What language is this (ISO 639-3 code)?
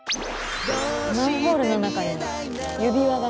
jpn